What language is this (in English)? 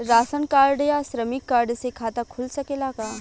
Bhojpuri